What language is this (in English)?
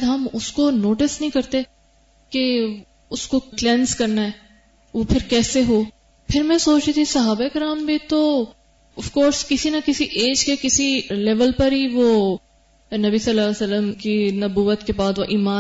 Urdu